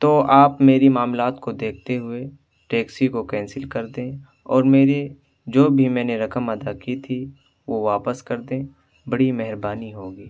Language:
Urdu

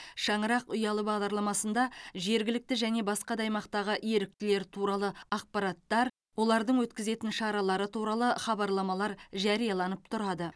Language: Kazakh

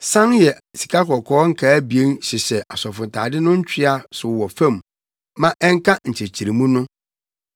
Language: Akan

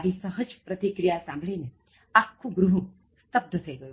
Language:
Gujarati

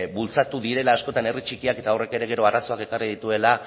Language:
Basque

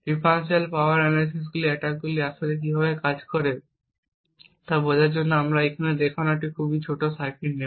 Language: Bangla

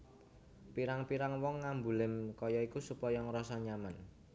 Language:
Javanese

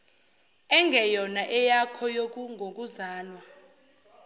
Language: Zulu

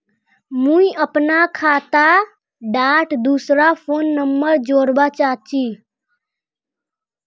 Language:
Magahi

